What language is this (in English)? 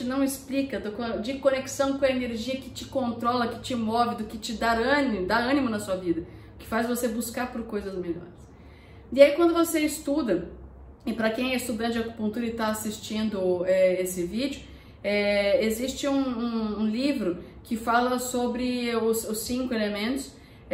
Portuguese